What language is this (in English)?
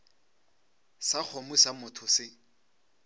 Northern Sotho